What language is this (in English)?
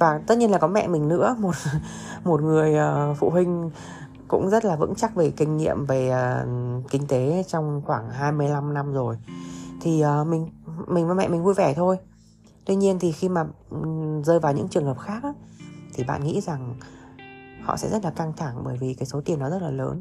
Vietnamese